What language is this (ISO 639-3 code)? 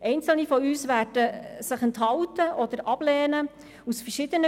gsw